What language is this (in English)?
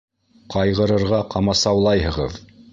Bashkir